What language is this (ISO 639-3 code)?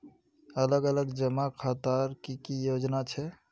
mag